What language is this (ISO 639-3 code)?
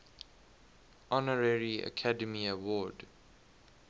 eng